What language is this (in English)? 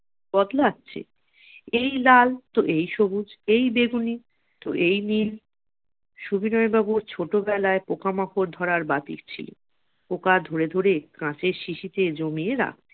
Bangla